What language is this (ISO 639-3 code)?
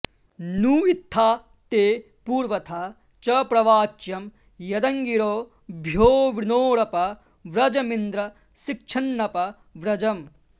san